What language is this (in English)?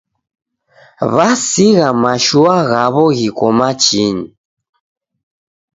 Taita